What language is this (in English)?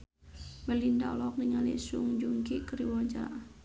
Sundanese